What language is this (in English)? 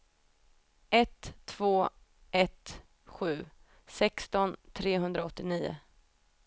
Swedish